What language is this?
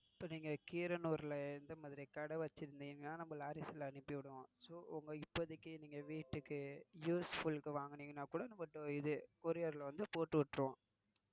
Tamil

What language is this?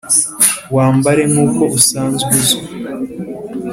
Kinyarwanda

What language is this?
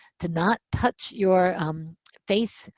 English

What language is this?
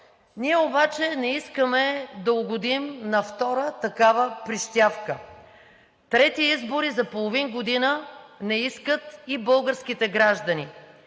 Bulgarian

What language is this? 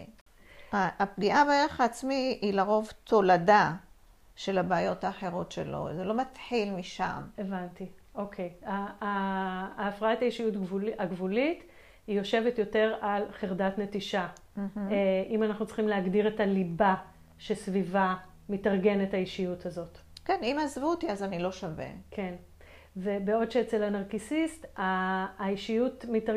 Hebrew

